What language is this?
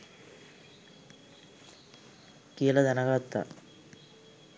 Sinhala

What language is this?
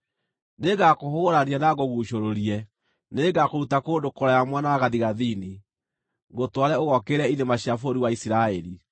Kikuyu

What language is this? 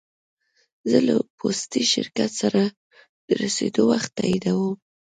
Pashto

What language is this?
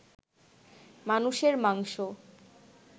Bangla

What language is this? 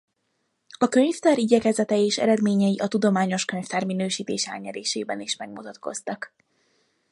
Hungarian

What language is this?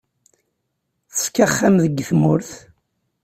Kabyle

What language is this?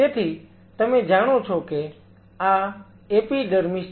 Gujarati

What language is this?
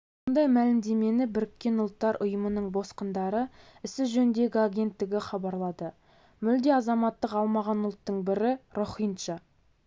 Kazakh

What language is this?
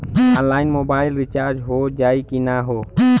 Bhojpuri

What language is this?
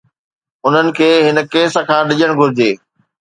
Sindhi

